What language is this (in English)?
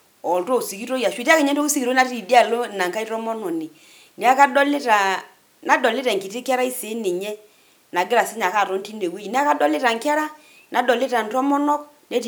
Masai